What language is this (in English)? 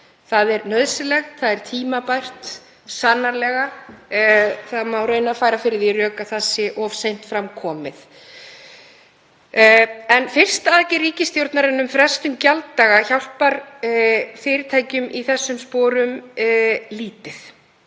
Icelandic